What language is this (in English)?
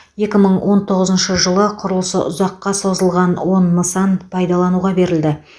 Kazakh